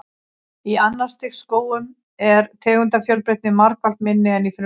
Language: Icelandic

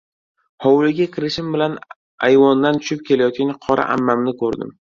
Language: Uzbek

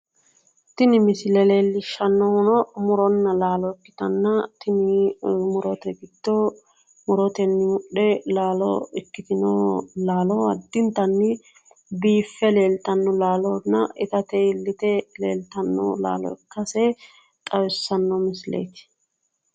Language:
Sidamo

